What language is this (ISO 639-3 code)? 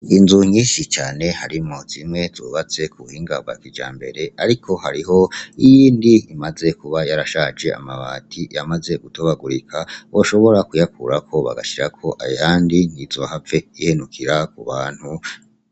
run